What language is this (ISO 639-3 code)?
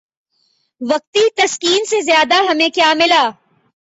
urd